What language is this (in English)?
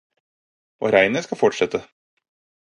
Norwegian Bokmål